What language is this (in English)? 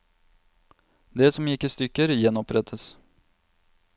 Norwegian